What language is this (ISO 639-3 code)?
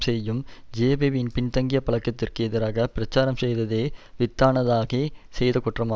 tam